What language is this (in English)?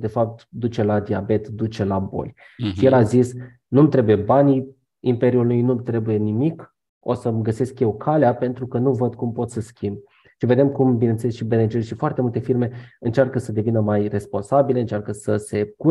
Romanian